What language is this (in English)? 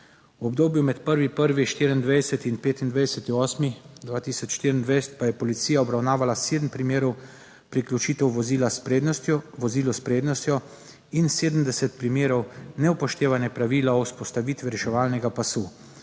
Slovenian